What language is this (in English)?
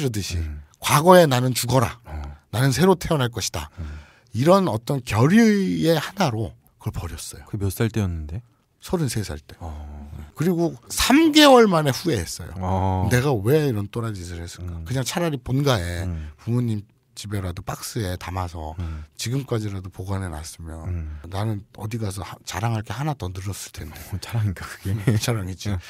Korean